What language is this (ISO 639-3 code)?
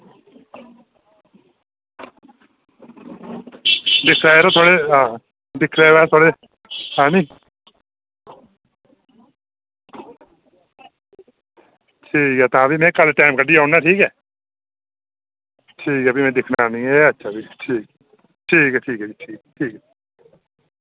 doi